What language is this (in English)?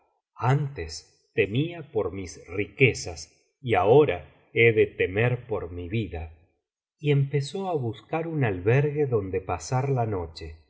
Spanish